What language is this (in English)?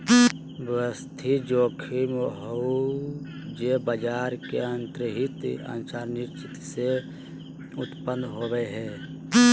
Magahi